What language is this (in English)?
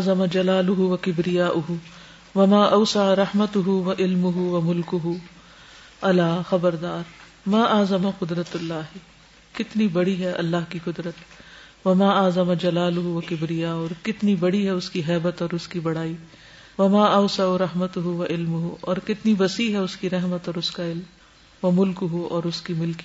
Urdu